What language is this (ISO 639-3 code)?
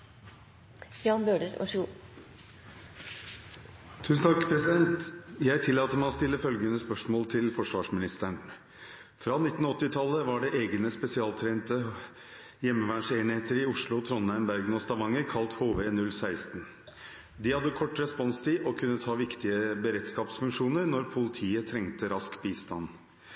nob